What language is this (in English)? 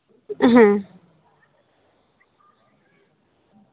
Santali